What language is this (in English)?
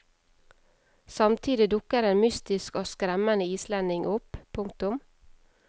Norwegian